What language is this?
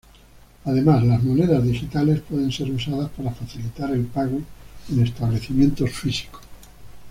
Spanish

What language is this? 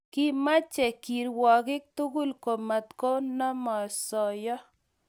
Kalenjin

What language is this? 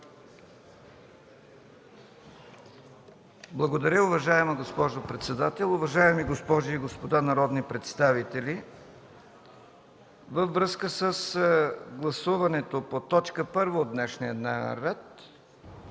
Bulgarian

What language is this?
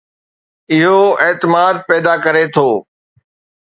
Sindhi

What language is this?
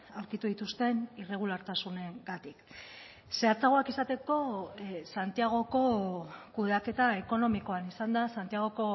Basque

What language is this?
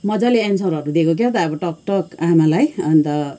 Nepali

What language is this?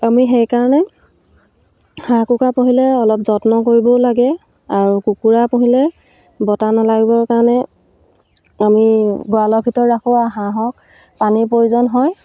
Assamese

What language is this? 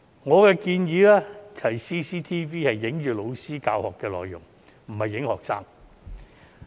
Cantonese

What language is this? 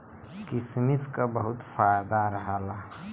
Bhojpuri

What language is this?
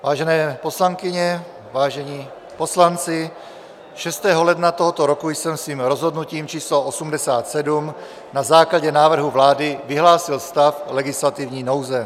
Czech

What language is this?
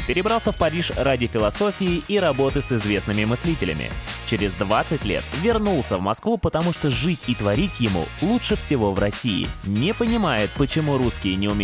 Russian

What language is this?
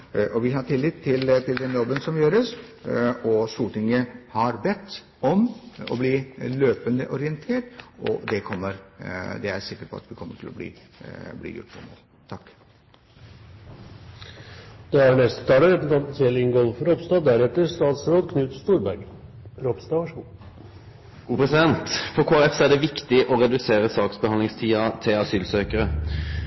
Norwegian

